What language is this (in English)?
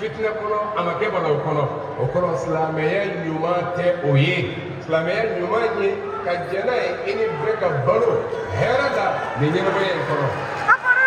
Arabic